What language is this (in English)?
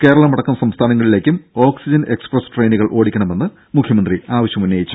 Malayalam